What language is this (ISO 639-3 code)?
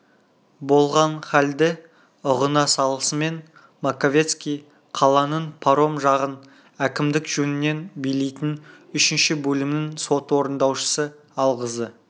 kaz